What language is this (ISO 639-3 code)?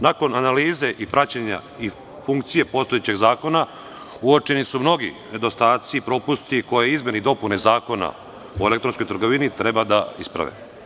srp